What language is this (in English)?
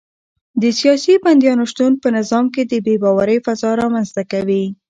Pashto